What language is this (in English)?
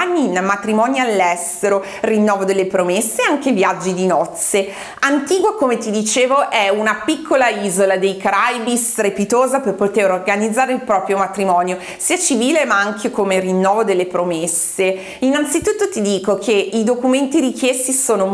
Italian